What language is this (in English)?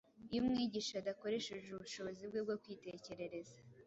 Kinyarwanda